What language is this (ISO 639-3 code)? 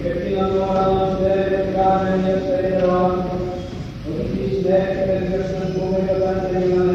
ell